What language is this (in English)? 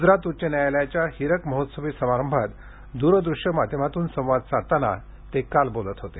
Marathi